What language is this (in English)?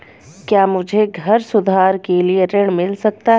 Hindi